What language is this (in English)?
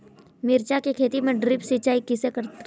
Chhattisgarhi